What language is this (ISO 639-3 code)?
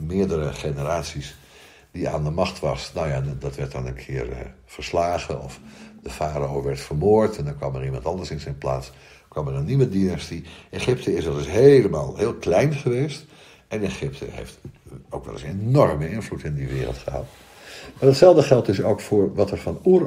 nld